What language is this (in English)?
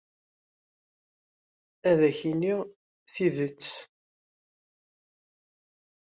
Kabyle